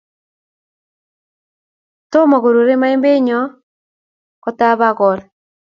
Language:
Kalenjin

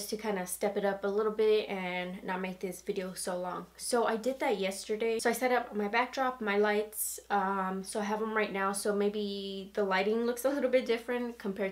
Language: English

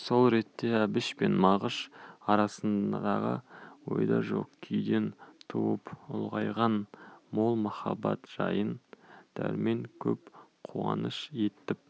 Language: Kazakh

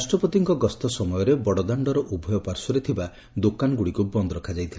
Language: Odia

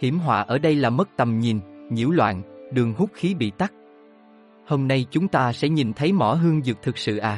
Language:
Vietnamese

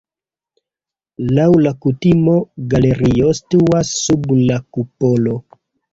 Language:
Esperanto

